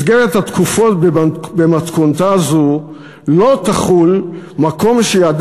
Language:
Hebrew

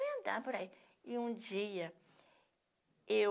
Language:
Portuguese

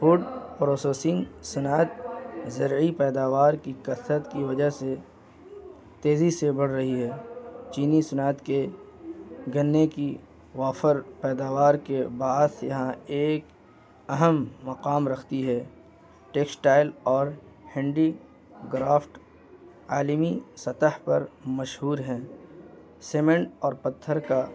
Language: Urdu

